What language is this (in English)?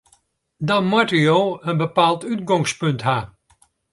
Western Frisian